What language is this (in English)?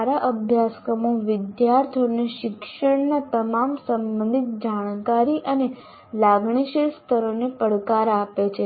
Gujarati